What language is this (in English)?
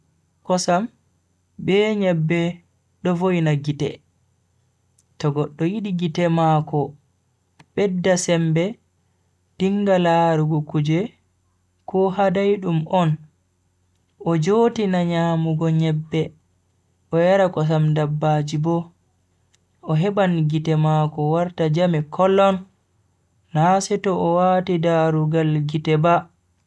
Bagirmi Fulfulde